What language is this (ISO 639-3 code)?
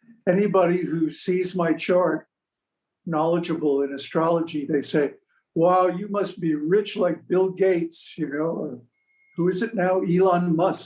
eng